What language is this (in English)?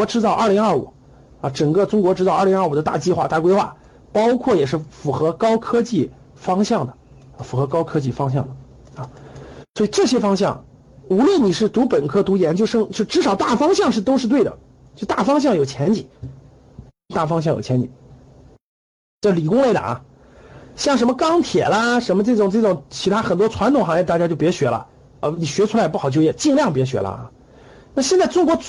Chinese